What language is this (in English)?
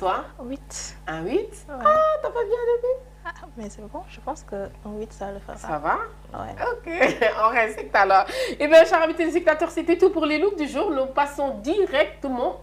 French